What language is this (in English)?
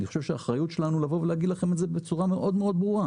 Hebrew